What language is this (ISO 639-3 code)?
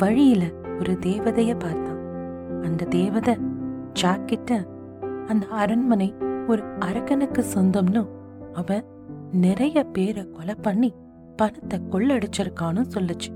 tam